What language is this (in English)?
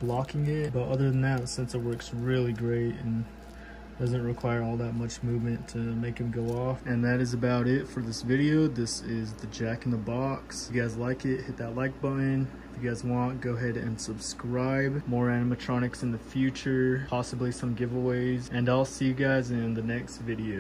English